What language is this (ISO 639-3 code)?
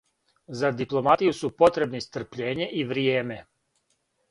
srp